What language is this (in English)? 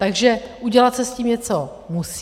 Czech